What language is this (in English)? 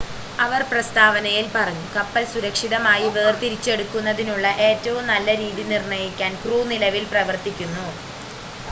Malayalam